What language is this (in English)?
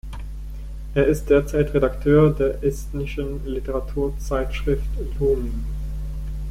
German